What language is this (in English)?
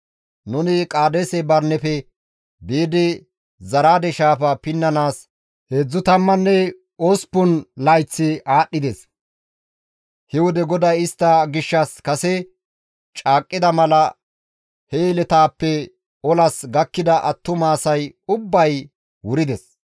Gamo